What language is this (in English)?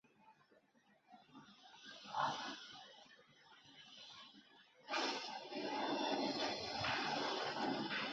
Chinese